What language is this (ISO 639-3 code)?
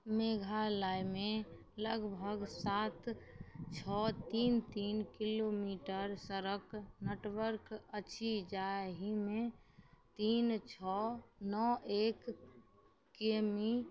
mai